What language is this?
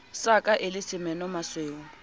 Southern Sotho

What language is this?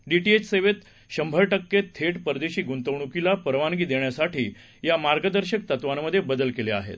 Marathi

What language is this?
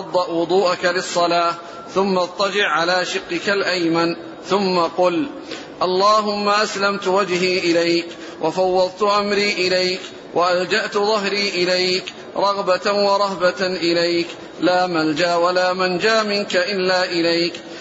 Arabic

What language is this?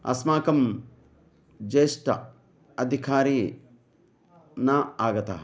Sanskrit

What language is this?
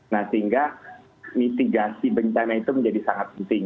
Indonesian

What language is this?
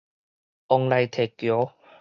Min Nan Chinese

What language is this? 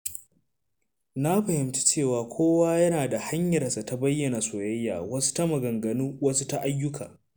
Hausa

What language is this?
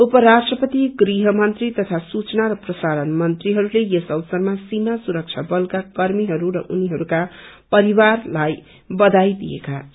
Nepali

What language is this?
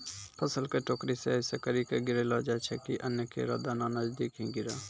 Maithili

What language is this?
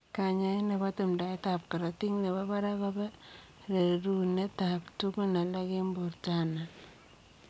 Kalenjin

